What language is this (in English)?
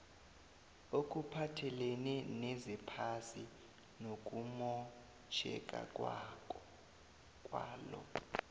South Ndebele